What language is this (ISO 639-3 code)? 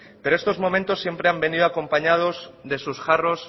spa